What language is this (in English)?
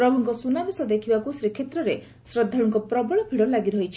Odia